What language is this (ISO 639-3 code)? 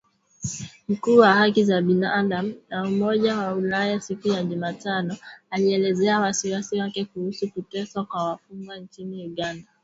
swa